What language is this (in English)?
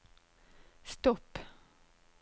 Norwegian